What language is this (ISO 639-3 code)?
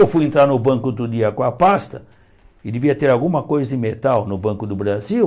por